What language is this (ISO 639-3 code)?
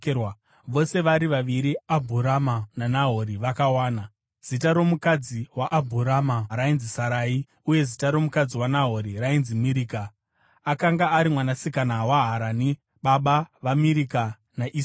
sna